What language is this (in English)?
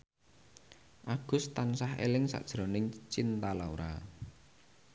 Javanese